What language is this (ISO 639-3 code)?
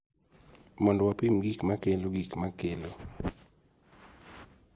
luo